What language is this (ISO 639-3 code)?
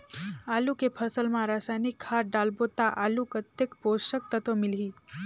hne